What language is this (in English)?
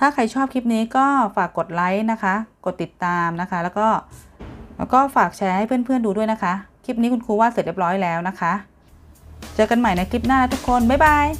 Thai